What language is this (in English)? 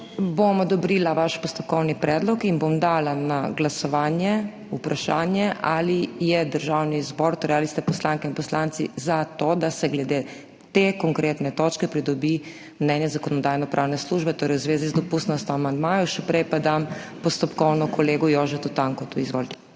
Slovenian